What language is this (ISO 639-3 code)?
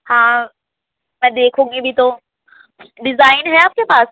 urd